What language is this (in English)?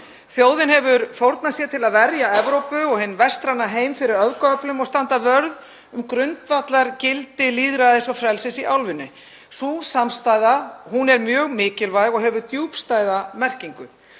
Icelandic